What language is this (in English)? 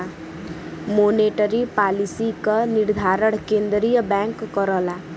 Bhojpuri